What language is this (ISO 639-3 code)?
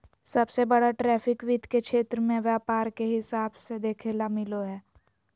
mag